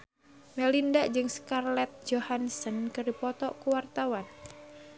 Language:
Sundanese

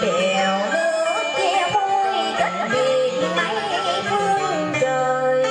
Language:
Vietnamese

